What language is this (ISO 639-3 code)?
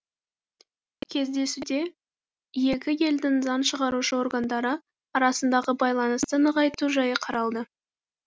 kaz